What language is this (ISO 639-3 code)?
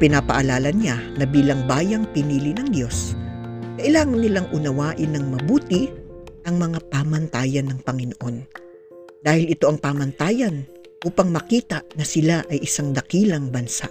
fil